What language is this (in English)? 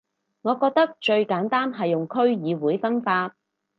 Cantonese